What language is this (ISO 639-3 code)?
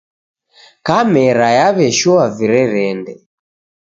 dav